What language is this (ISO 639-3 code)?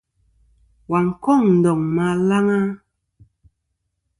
bkm